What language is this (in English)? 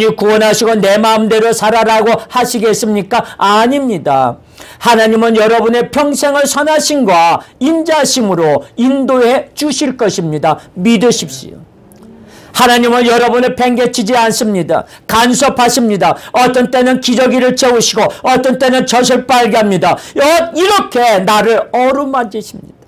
Korean